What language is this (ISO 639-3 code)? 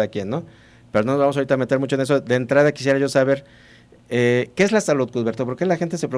spa